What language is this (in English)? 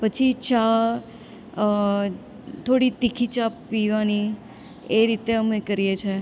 Gujarati